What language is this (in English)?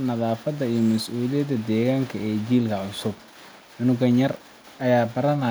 Somali